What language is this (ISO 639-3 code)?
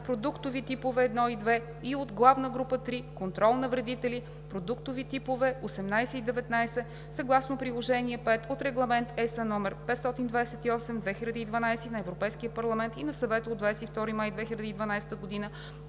bul